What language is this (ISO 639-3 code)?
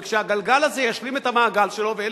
heb